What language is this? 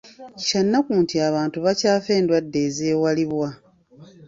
Ganda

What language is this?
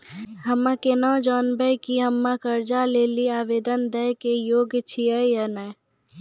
Maithili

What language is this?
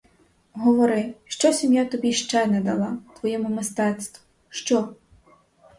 Ukrainian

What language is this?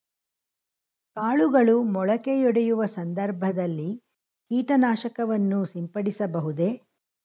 Kannada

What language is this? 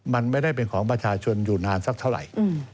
Thai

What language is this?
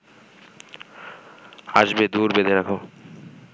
Bangla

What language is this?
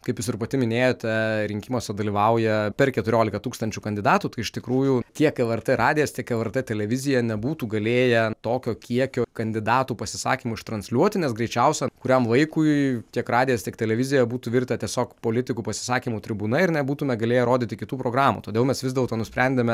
Lithuanian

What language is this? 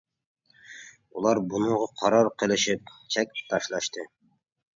Uyghur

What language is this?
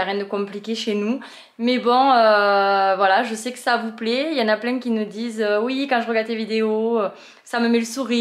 French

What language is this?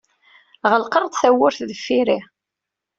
Kabyle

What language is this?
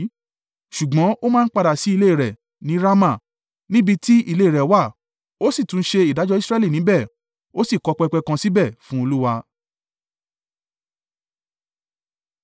Yoruba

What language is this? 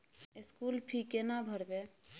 Maithili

